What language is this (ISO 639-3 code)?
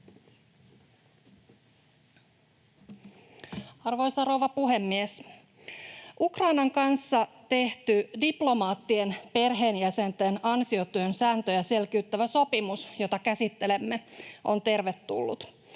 fin